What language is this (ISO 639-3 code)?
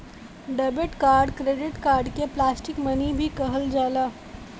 bho